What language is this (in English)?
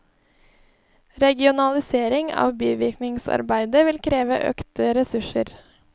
Norwegian